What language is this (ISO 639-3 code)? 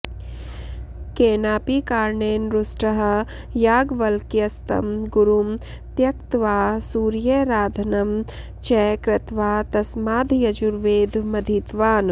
san